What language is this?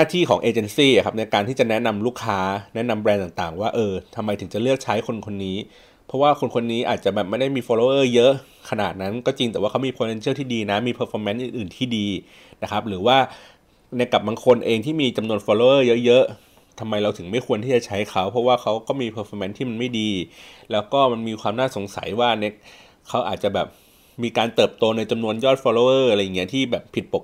Thai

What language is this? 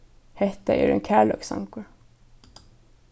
Faroese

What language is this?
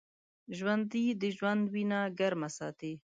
Pashto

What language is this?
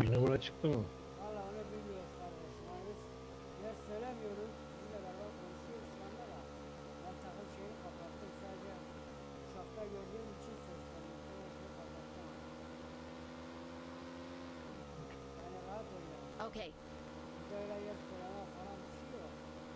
Turkish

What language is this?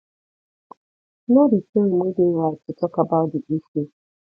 Nigerian Pidgin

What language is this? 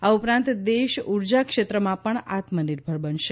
Gujarati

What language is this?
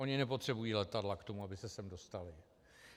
Czech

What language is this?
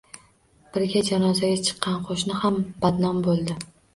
Uzbek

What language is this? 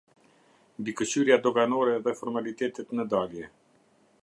Albanian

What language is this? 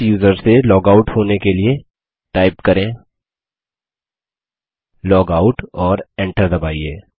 Hindi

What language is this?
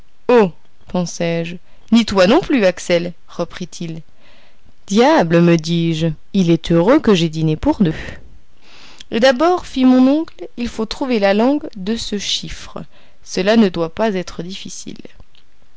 French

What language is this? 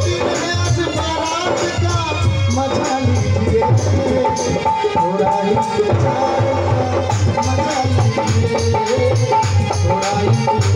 Arabic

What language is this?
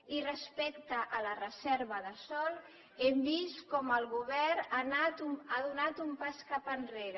Catalan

